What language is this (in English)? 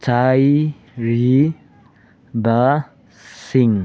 Manipuri